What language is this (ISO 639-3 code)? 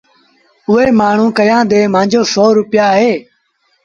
sbn